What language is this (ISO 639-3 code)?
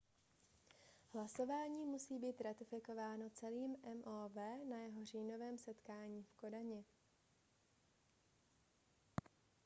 ces